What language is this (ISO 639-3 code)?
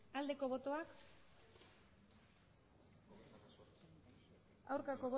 eus